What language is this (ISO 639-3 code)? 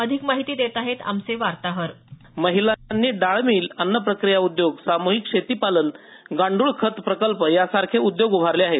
mar